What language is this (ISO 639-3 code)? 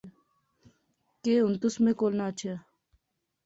phr